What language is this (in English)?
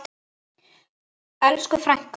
Icelandic